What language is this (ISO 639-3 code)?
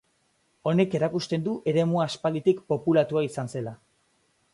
eus